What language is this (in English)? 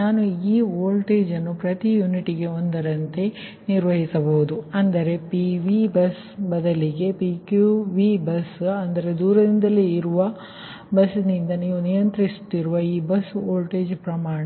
Kannada